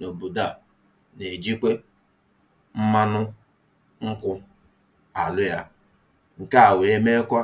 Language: Igbo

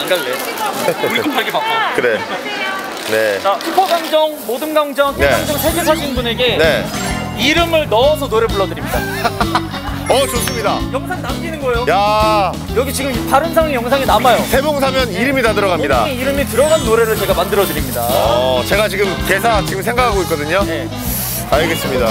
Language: Korean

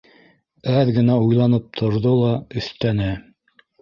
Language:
Bashkir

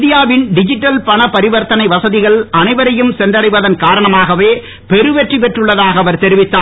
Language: Tamil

